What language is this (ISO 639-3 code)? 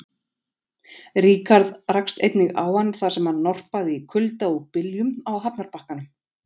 isl